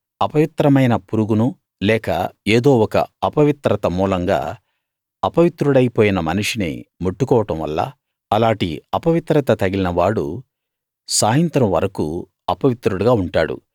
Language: Telugu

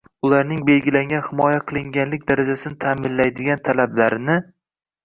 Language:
Uzbek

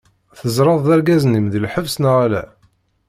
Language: Kabyle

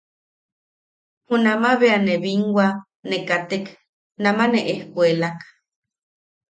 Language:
Yaqui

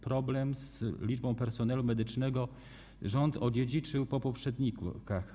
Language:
Polish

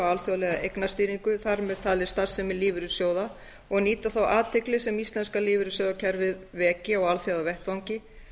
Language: Icelandic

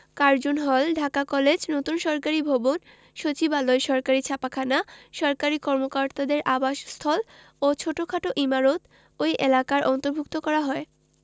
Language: Bangla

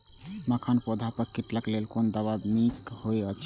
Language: Maithili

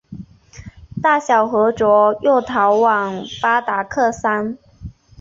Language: Chinese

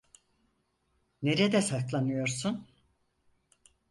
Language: Turkish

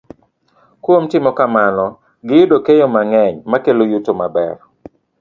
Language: Luo (Kenya and Tanzania)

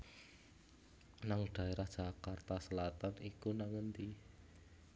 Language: Javanese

